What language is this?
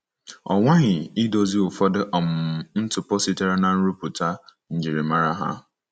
Igbo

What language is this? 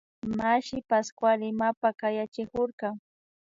Imbabura Highland Quichua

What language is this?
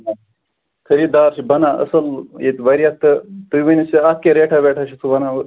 Kashmiri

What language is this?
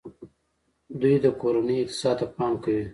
Pashto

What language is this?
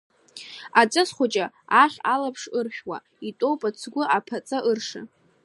Abkhazian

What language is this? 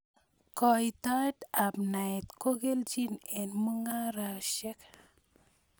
Kalenjin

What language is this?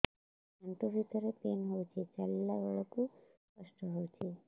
Odia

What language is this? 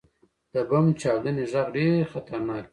Pashto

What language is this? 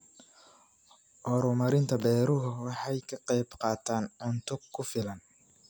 Somali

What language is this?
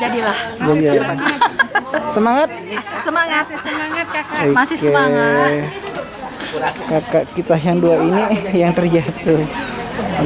Indonesian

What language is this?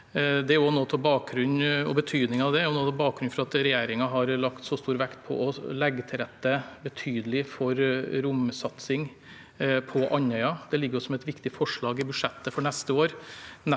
Norwegian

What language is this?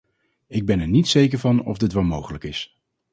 Dutch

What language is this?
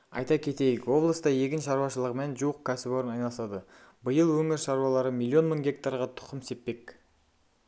Kazakh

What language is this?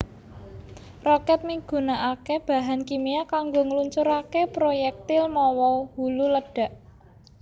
Javanese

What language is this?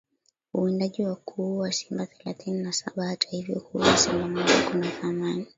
Swahili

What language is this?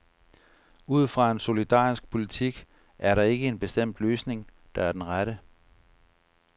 Danish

